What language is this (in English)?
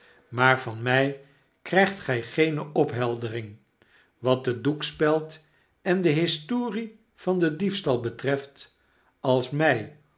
Dutch